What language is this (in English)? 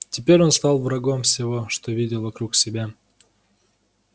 Russian